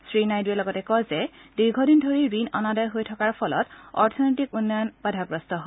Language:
Assamese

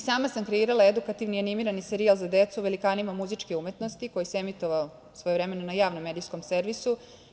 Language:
Serbian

